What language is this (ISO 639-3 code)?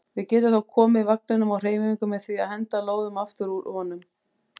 isl